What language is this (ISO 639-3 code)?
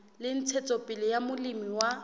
sot